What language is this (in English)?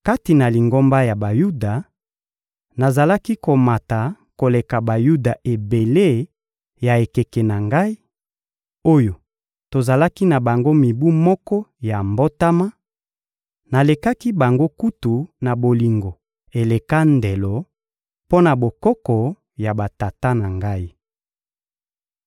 Lingala